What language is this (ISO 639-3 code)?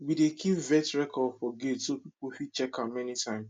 pcm